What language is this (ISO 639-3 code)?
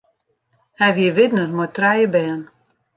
fry